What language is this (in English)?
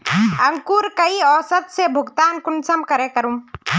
Magahi